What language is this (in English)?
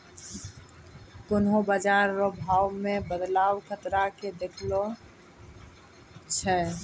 Maithili